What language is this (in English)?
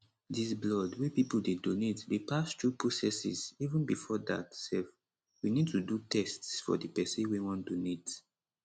Nigerian Pidgin